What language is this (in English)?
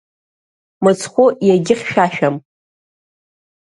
Abkhazian